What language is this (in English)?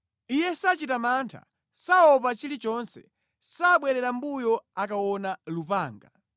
Nyanja